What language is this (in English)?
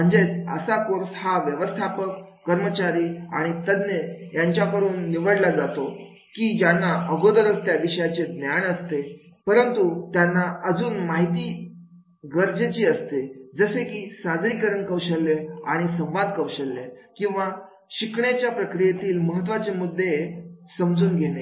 Marathi